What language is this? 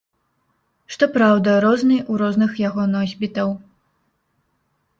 Belarusian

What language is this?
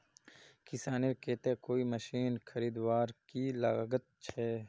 Magahi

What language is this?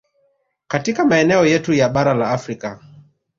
Swahili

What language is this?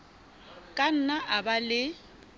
Southern Sotho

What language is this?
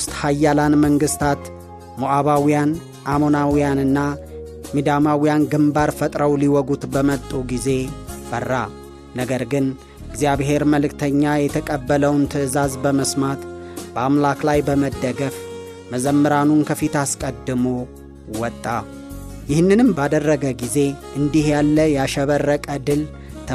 Amharic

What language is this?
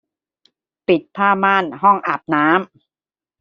Thai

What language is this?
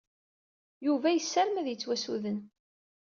Kabyle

